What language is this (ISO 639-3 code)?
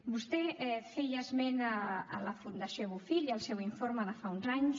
cat